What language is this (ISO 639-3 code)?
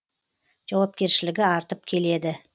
kaz